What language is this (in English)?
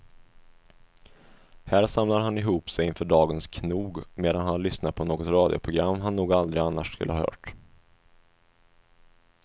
Swedish